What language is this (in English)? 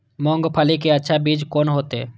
Maithili